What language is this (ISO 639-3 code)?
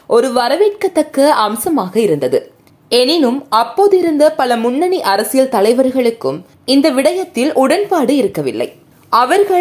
tam